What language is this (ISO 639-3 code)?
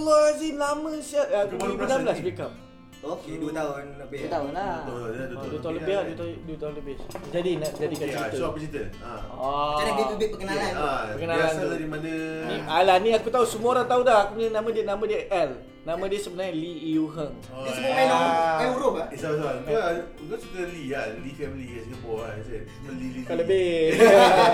msa